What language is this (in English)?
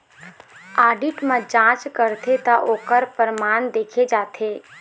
Chhattisgarhi